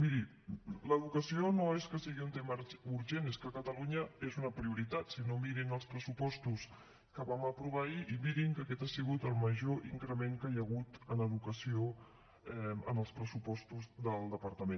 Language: Catalan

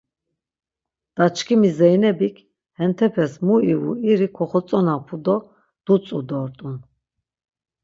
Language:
Laz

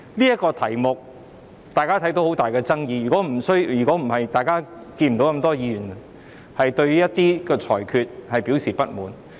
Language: Cantonese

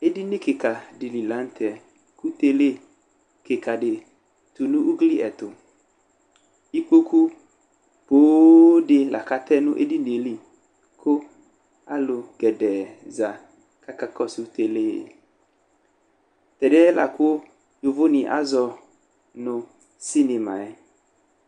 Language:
Ikposo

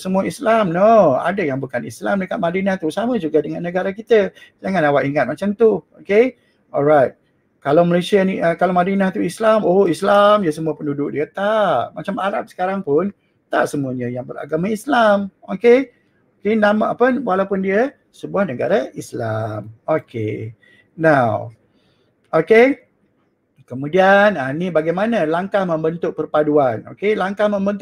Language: Malay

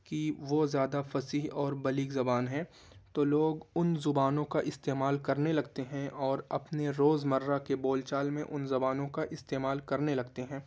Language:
Urdu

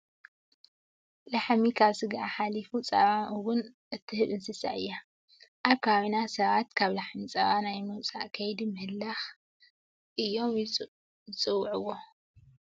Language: Tigrinya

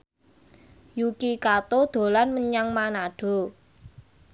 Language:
Javanese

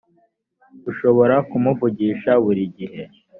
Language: Kinyarwanda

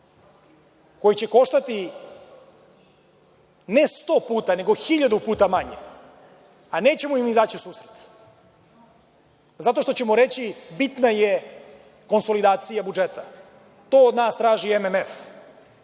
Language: Serbian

